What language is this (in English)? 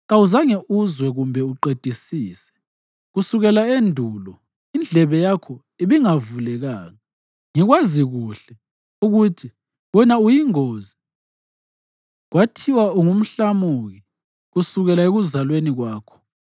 North Ndebele